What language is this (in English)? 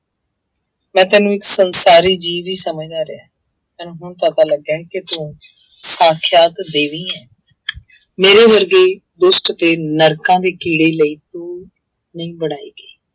Punjabi